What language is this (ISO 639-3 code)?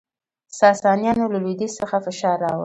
pus